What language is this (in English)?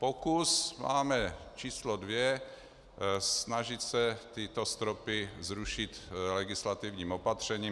Czech